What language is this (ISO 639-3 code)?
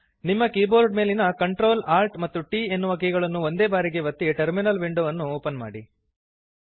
kan